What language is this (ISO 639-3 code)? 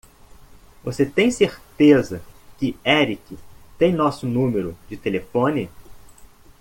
por